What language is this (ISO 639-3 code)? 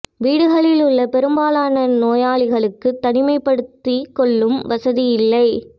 tam